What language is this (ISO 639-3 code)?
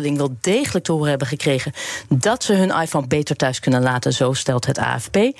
nld